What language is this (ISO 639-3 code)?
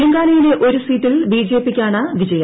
mal